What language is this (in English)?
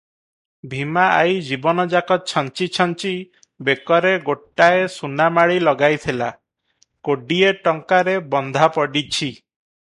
Odia